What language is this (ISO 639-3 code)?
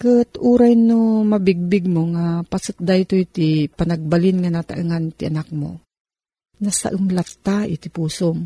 fil